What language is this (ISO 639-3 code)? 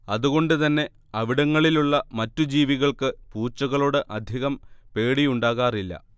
mal